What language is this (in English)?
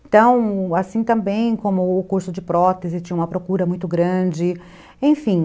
Portuguese